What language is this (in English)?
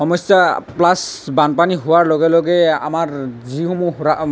Assamese